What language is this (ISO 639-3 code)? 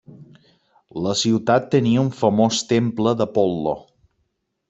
cat